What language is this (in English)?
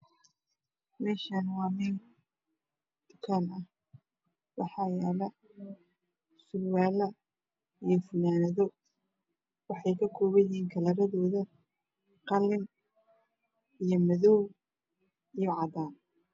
Somali